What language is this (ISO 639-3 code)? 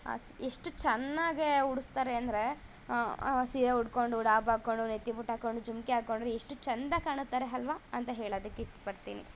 kan